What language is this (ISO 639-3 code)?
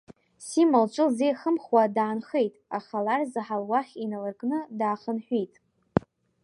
abk